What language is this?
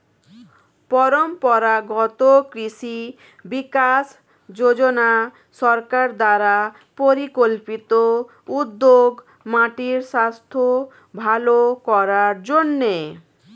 Bangla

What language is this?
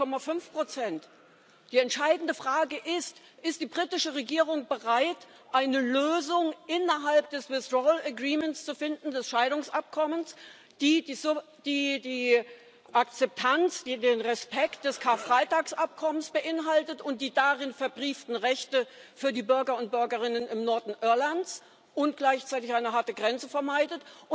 German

